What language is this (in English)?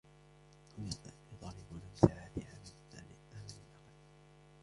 Arabic